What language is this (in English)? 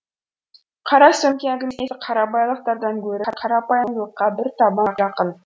Kazakh